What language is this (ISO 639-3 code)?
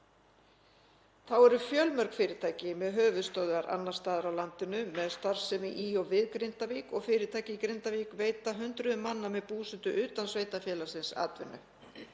isl